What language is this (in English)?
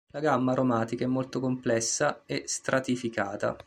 Italian